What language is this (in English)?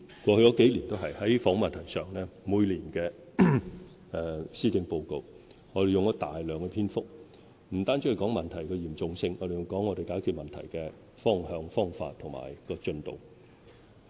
Cantonese